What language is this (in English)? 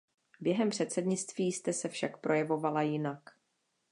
Czech